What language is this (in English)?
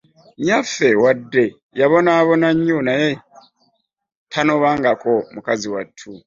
Ganda